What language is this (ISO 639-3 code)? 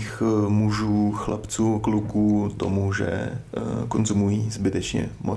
ces